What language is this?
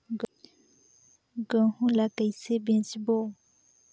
Chhattisgarhi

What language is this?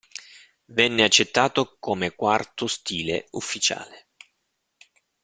Italian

